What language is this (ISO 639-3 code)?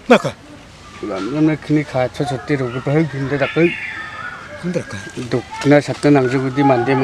kor